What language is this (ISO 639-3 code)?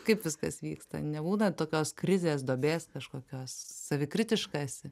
lit